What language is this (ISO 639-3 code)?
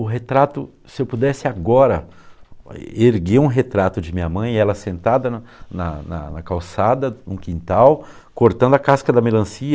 por